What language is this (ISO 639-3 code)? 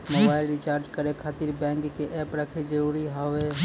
mai